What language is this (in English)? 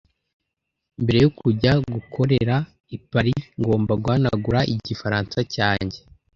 Kinyarwanda